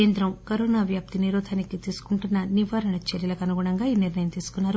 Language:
Telugu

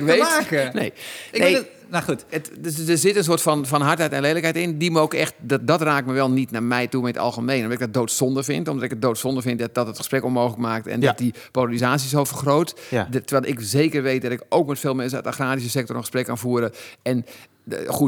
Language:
Dutch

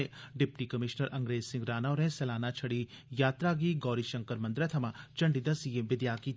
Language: Dogri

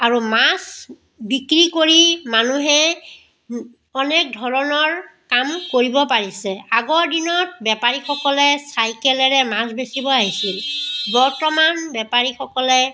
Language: Assamese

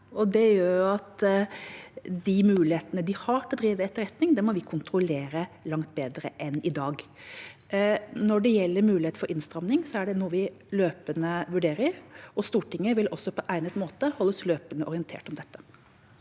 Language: Norwegian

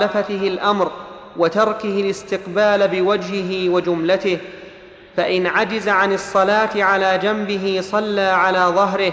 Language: Arabic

